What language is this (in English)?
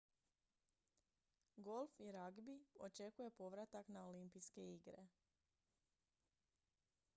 Croatian